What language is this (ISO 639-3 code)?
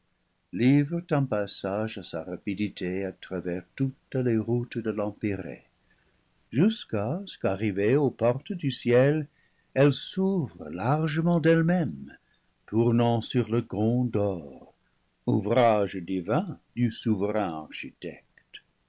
fra